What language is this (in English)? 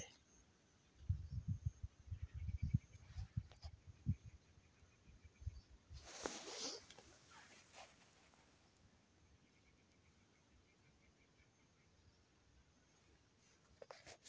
Magahi